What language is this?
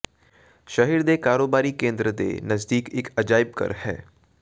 Punjabi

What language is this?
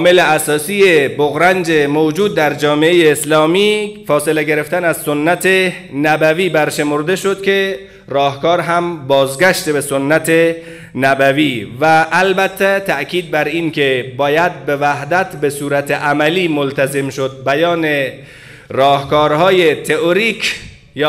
Persian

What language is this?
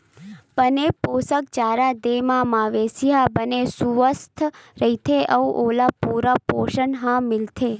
Chhattisgarhi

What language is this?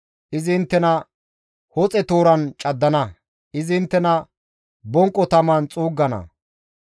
Gamo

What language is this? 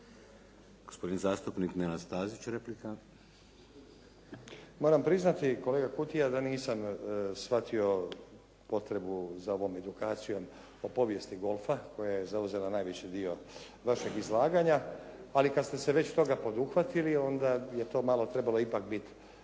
Croatian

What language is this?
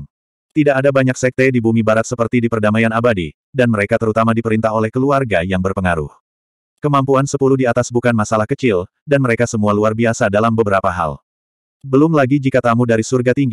Indonesian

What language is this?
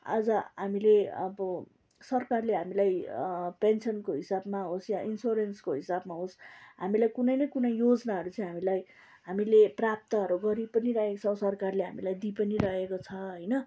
Nepali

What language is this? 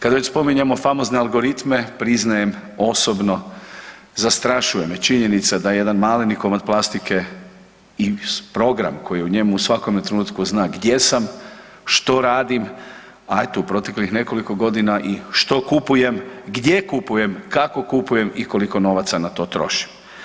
Croatian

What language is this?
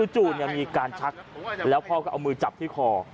Thai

